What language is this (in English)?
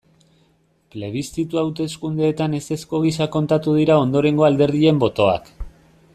Basque